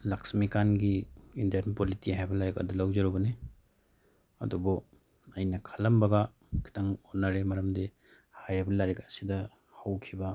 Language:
Manipuri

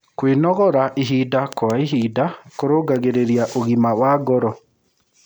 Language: Kikuyu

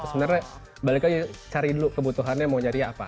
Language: Indonesian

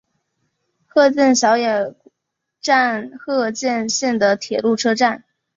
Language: Chinese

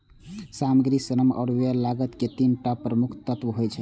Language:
Maithili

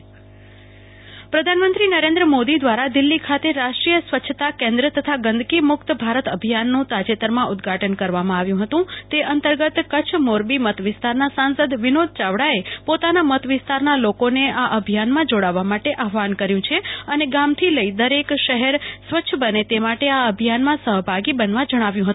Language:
Gujarati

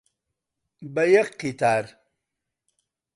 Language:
Central Kurdish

